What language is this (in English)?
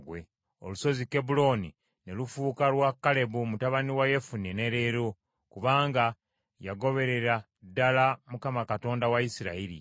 Ganda